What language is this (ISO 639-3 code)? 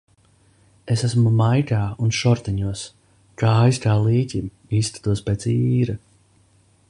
lav